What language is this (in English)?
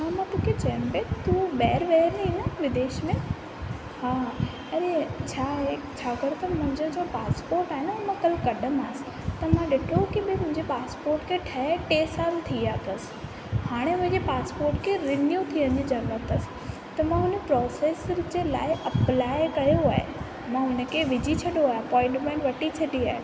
Sindhi